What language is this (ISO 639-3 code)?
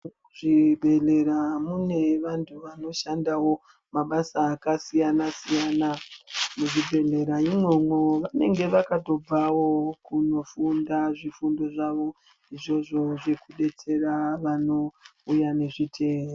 ndc